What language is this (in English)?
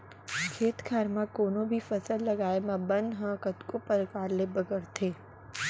Chhattisgarhi